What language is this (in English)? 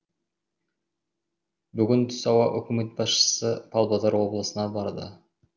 Kazakh